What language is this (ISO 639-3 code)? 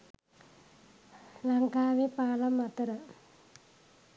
sin